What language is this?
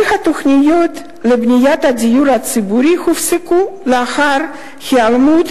Hebrew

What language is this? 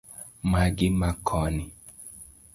Luo (Kenya and Tanzania)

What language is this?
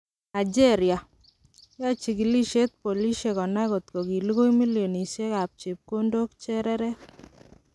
Kalenjin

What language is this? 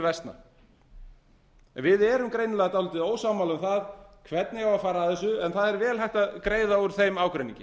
Icelandic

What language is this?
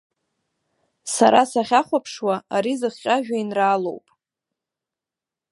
Abkhazian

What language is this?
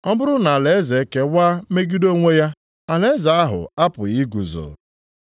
Igbo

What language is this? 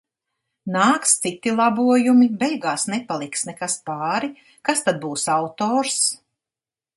Latvian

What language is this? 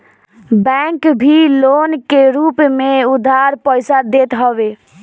Bhojpuri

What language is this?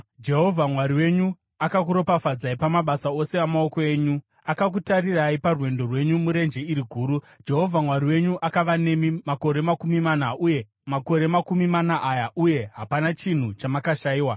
Shona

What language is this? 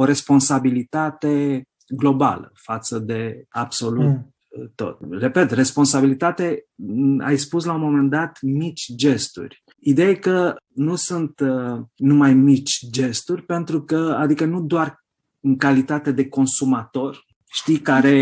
Romanian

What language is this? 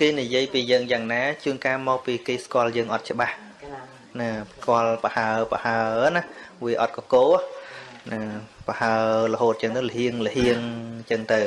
Vietnamese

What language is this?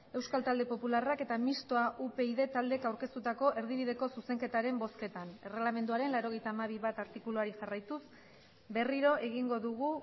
Basque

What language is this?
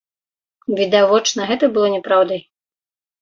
Belarusian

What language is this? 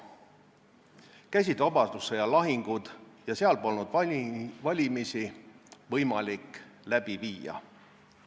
Estonian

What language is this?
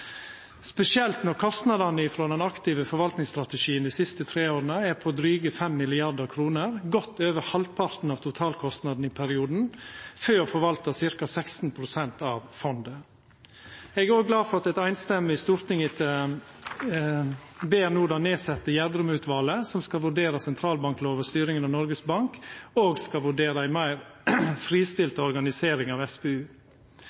Norwegian Nynorsk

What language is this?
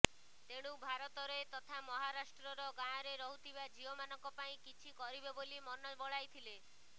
Odia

